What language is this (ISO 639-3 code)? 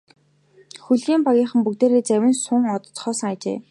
mon